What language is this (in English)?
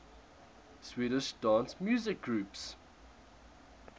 English